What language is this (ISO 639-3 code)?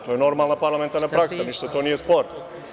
srp